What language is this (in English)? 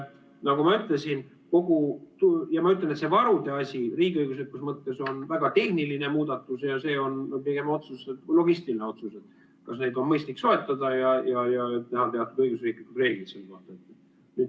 Estonian